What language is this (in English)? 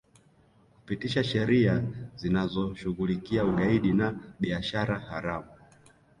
Swahili